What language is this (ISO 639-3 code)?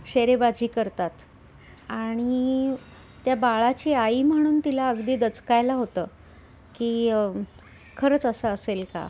mar